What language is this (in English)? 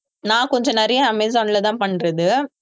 Tamil